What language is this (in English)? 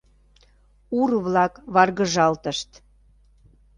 Mari